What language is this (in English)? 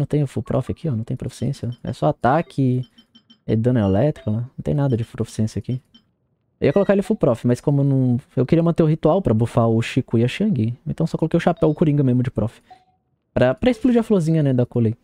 Portuguese